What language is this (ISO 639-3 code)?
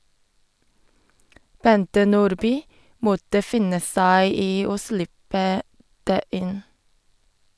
nor